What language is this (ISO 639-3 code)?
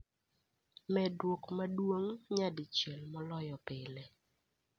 luo